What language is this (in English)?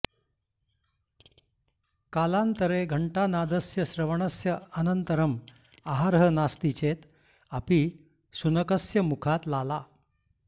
Sanskrit